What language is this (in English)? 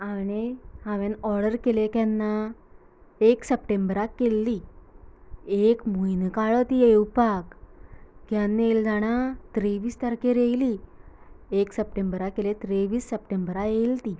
Konkani